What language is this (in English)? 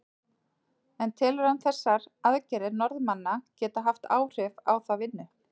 Icelandic